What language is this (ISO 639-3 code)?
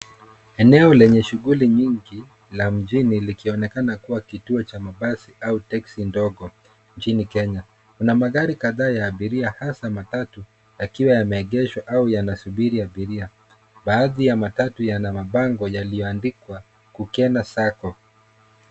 swa